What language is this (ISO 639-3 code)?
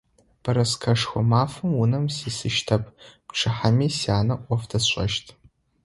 ady